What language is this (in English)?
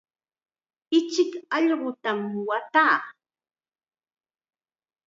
Chiquián Ancash Quechua